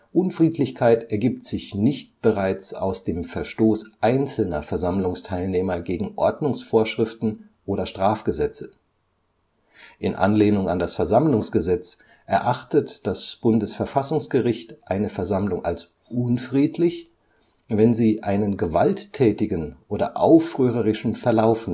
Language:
German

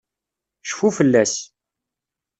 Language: Kabyle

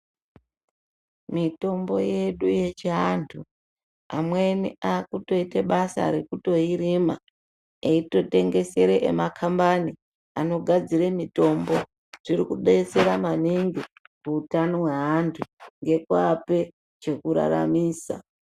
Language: Ndau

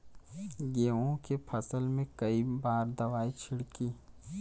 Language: Bhojpuri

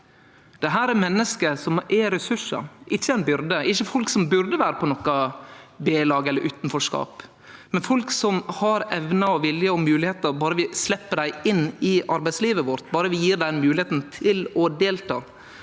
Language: Norwegian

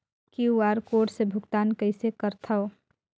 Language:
Chhattisgarhi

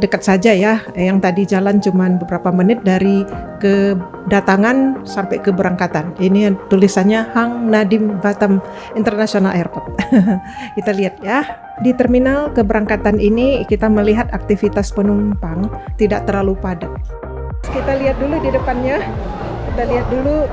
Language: Indonesian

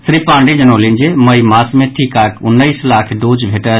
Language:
Maithili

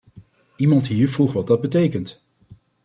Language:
Dutch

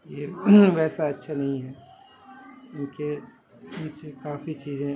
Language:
Urdu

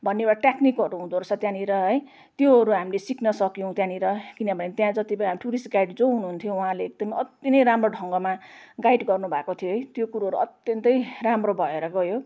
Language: Nepali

